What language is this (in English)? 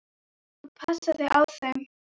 Icelandic